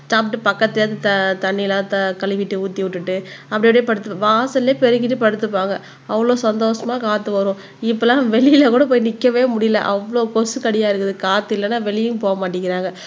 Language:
Tamil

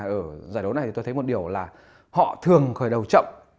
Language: Vietnamese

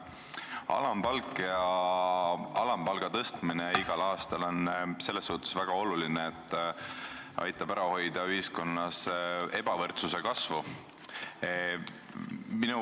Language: Estonian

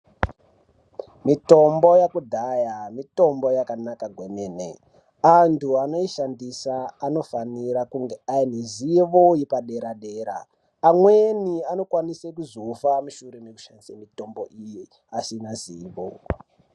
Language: Ndau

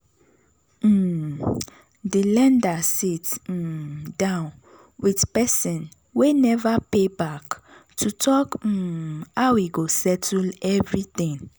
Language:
Nigerian Pidgin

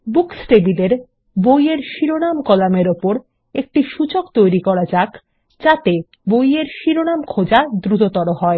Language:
Bangla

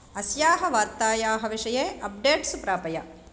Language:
Sanskrit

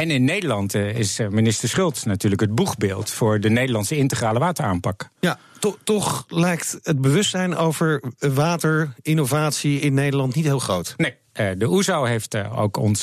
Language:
Dutch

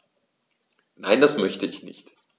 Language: German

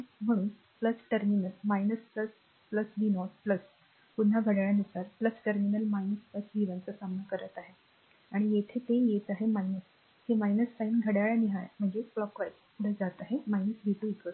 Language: Marathi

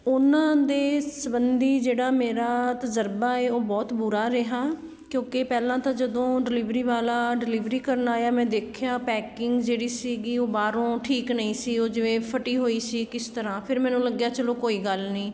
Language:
Punjabi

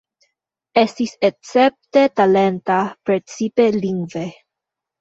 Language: Esperanto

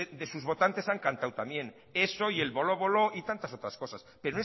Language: Spanish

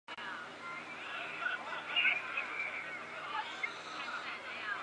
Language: Chinese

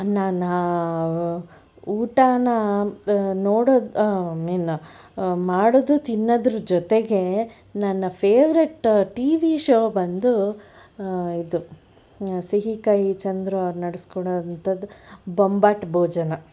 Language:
Kannada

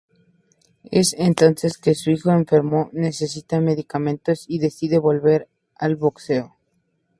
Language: Spanish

